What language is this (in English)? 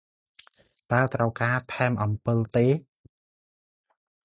Khmer